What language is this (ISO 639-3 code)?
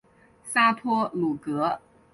zho